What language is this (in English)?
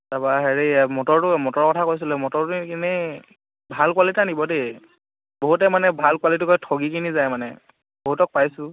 Assamese